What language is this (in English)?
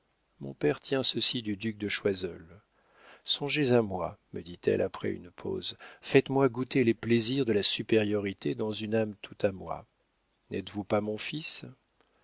French